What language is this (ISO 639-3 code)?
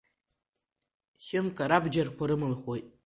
abk